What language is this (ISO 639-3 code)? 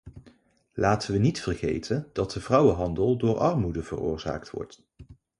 nld